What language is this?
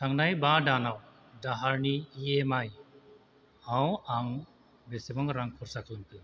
Bodo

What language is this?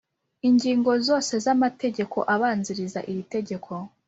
Kinyarwanda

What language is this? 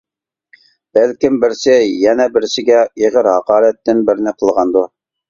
Uyghur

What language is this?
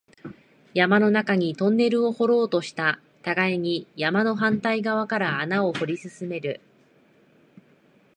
Japanese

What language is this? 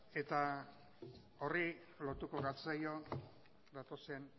Basque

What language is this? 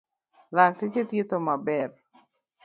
Luo (Kenya and Tanzania)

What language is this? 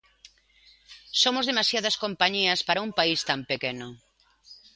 Galician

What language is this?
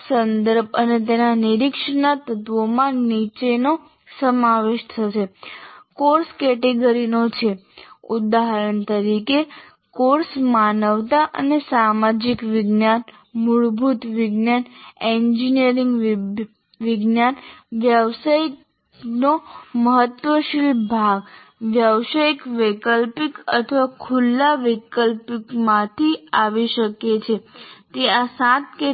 Gujarati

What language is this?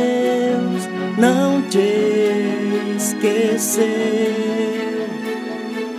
Portuguese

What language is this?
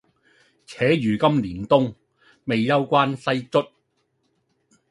Cantonese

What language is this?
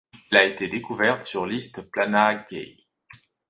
French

